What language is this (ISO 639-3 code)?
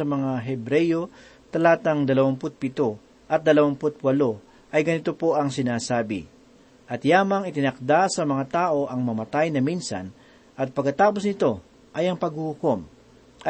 fil